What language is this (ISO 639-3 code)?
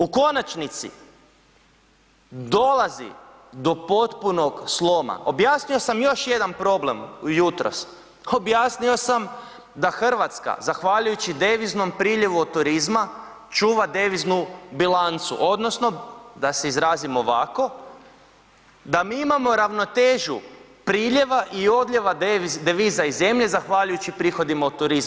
hrv